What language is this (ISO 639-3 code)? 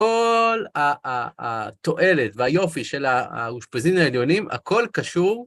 heb